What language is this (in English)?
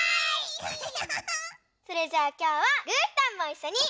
Japanese